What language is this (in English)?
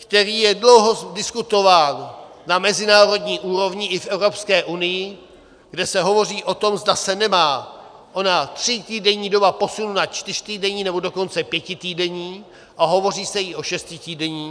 Czech